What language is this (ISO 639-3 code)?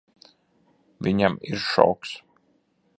lav